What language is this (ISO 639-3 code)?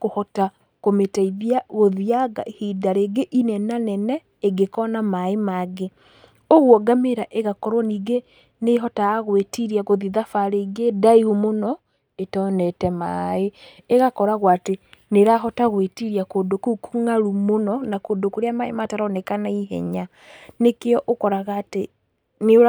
kik